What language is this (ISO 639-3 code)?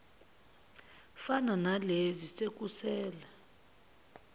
zul